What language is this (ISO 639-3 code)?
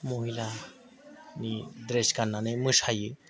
brx